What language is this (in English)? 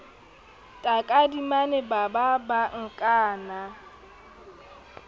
Southern Sotho